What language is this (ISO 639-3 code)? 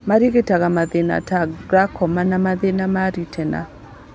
kik